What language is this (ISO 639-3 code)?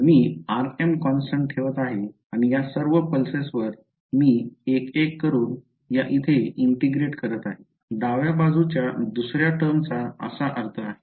mar